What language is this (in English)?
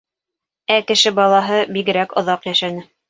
Bashkir